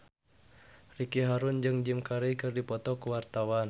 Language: Sundanese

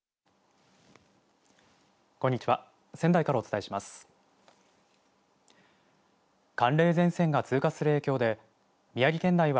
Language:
Japanese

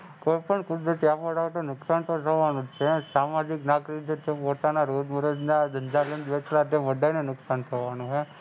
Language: Gujarati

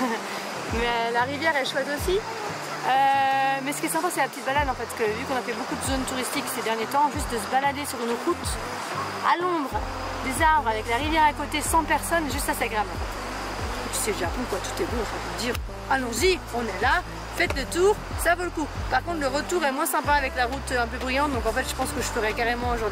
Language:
French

